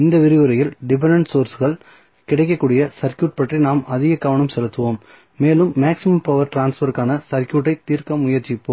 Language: Tamil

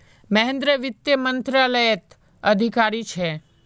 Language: Magahi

